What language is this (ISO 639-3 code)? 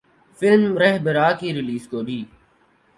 urd